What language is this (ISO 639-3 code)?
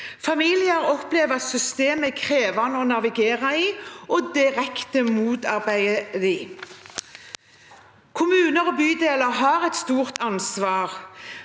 nor